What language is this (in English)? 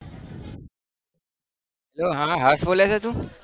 Gujarati